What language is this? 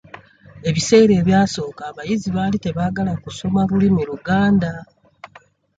Ganda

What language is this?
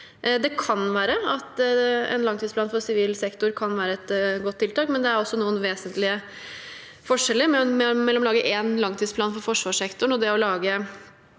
Norwegian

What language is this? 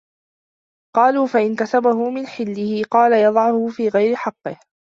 Arabic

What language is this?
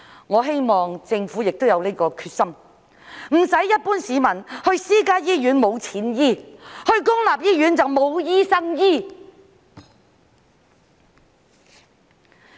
Cantonese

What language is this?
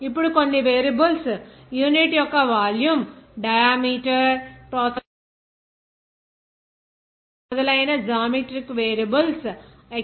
Telugu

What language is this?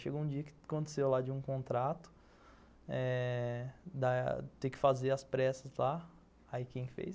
Portuguese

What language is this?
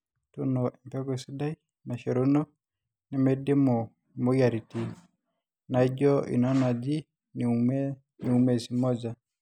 Masai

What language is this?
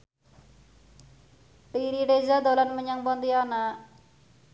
Javanese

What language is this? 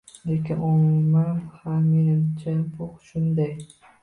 Uzbek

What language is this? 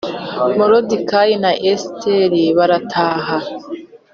Kinyarwanda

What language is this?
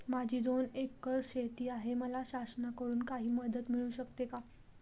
Marathi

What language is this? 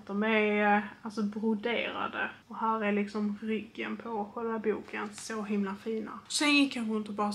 Swedish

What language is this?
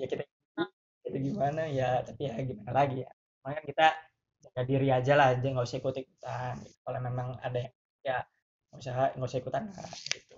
Indonesian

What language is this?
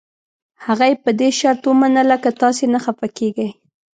Pashto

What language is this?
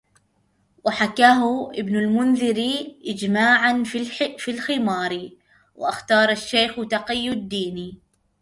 Arabic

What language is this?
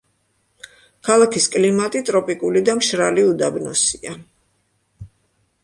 Georgian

